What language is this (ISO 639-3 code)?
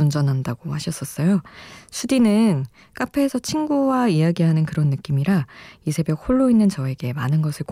kor